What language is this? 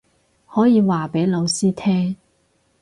Cantonese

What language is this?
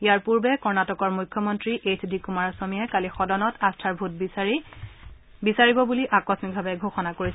Assamese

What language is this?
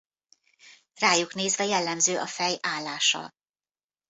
Hungarian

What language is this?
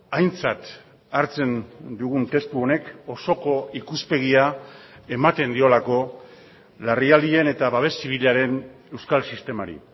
Basque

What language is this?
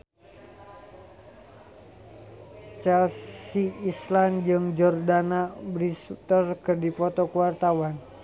Sundanese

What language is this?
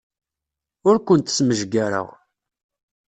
Kabyle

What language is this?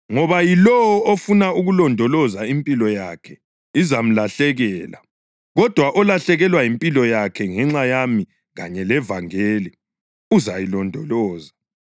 North Ndebele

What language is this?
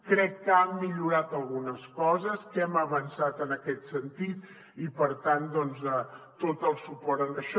Catalan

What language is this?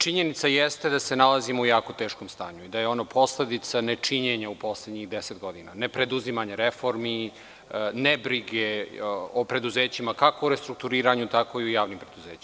Serbian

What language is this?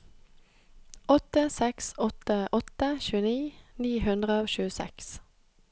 Norwegian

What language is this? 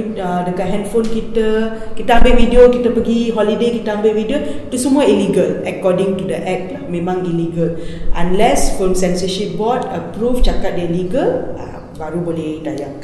Malay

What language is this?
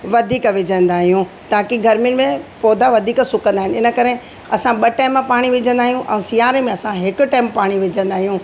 Sindhi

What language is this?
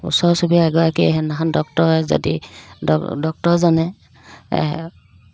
Assamese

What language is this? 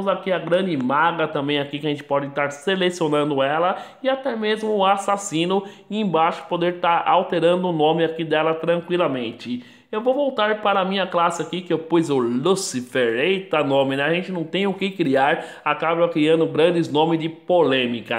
Portuguese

